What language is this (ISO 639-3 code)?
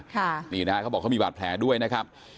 tha